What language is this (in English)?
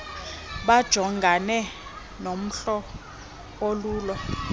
Xhosa